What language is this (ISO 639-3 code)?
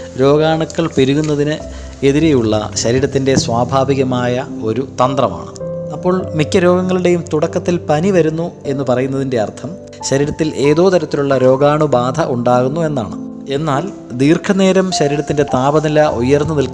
mal